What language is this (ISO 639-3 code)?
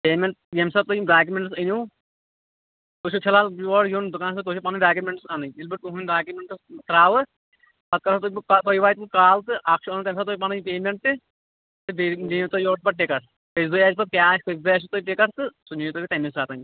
kas